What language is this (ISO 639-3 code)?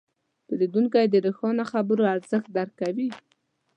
pus